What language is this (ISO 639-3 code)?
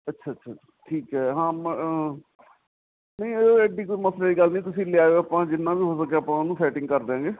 pan